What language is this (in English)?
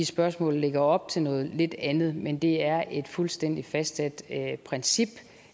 Danish